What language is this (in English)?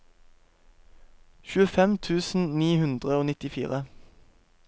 Norwegian